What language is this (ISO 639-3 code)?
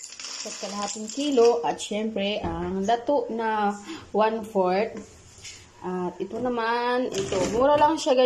fil